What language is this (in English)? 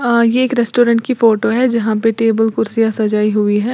Hindi